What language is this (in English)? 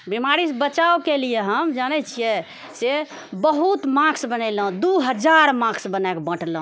Maithili